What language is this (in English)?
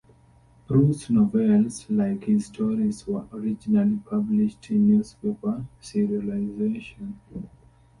English